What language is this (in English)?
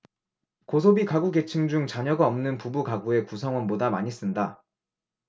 Korean